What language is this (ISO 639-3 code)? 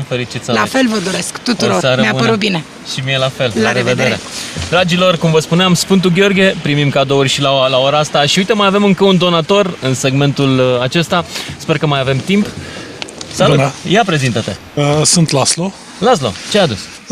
ron